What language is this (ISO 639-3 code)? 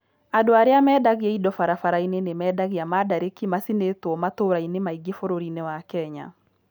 kik